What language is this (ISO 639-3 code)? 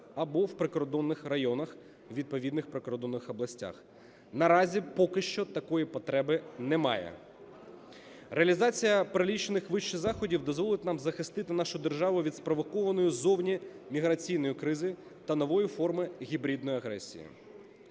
ukr